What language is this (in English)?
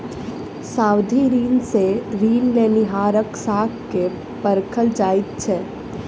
Maithili